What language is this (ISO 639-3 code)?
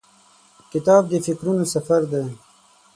pus